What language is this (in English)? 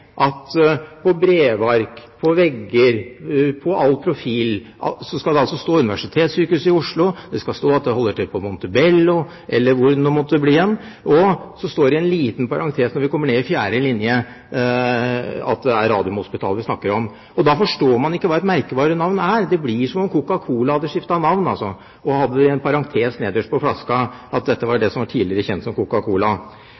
Norwegian Bokmål